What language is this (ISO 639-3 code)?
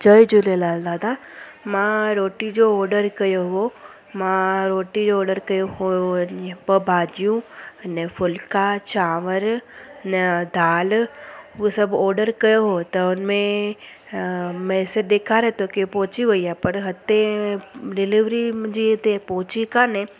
snd